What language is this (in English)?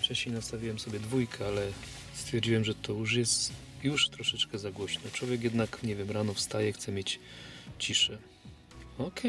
Polish